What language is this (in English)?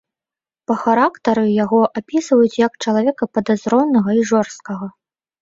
Belarusian